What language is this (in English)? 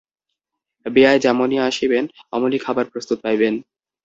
Bangla